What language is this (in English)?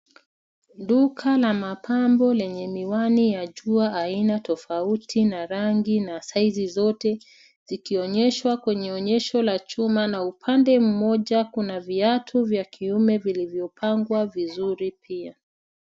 Swahili